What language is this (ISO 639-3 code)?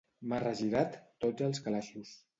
cat